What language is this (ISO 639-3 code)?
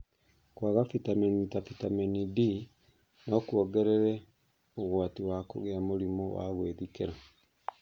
kik